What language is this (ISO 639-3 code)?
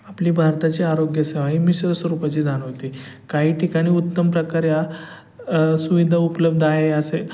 mar